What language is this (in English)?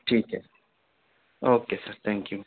Urdu